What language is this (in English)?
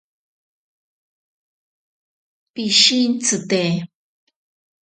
Ashéninka Perené